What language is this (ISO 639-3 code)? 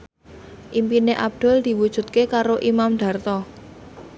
jav